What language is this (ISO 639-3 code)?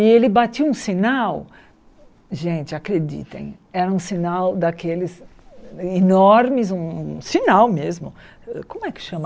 por